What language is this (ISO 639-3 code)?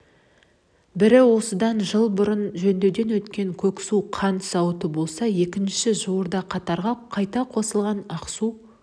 kaz